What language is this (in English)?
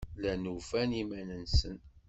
Kabyle